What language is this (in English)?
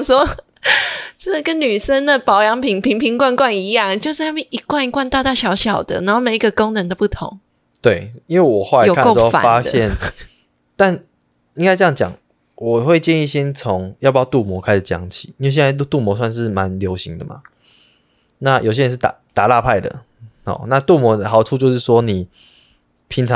Chinese